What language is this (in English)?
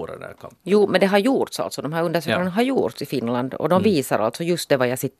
Swedish